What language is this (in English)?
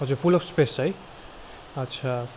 Nepali